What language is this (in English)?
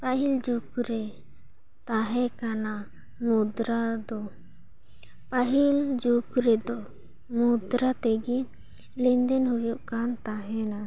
Santali